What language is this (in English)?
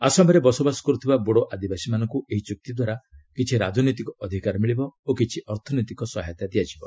Odia